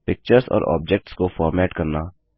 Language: Hindi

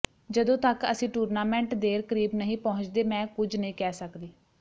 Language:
Punjabi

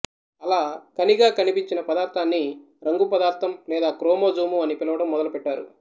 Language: Telugu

